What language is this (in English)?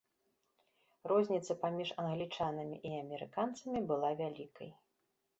Belarusian